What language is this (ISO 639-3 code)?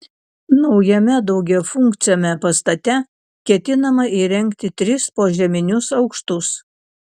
lit